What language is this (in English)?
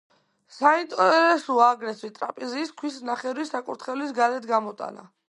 Georgian